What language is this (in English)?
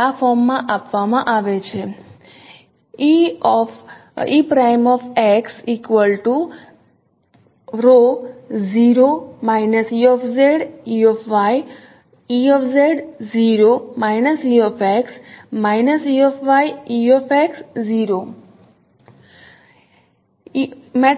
Gujarati